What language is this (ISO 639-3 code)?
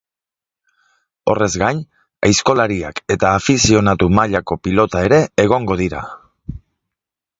eus